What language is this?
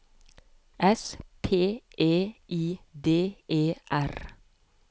Norwegian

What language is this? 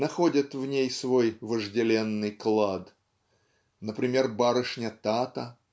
Russian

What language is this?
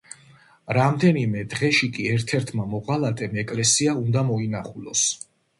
Georgian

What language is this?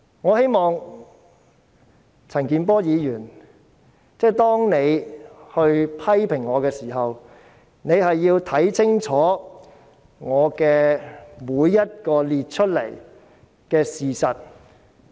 Cantonese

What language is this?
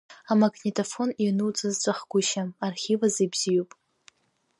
Abkhazian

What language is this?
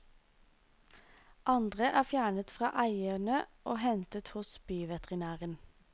Norwegian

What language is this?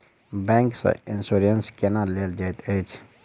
Maithili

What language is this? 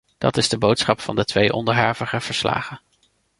Dutch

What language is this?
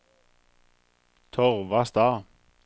Norwegian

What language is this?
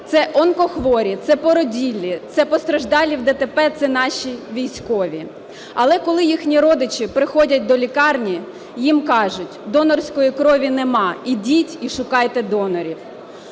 Ukrainian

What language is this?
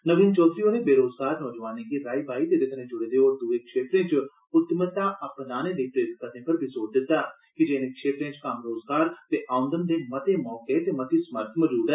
Dogri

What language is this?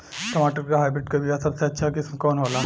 Bhojpuri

